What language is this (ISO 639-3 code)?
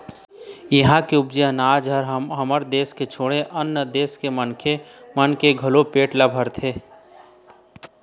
hne